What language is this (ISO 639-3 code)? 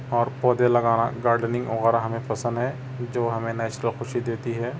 urd